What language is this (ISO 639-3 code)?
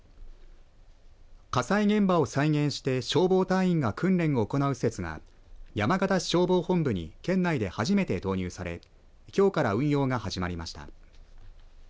jpn